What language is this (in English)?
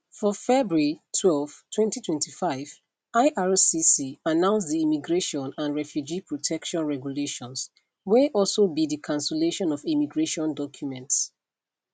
Nigerian Pidgin